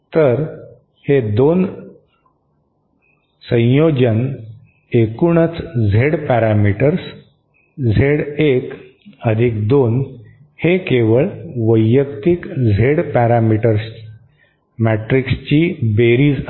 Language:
Marathi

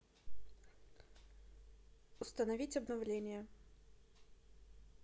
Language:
Russian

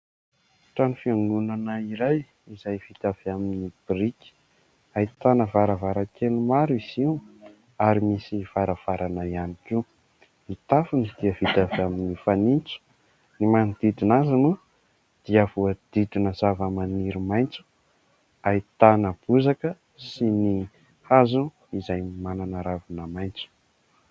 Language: Malagasy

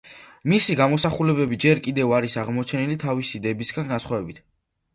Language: Georgian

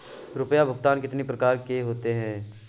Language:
Hindi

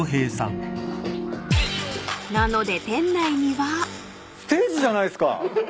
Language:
Japanese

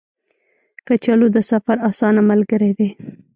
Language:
Pashto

